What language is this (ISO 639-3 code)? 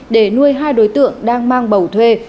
vie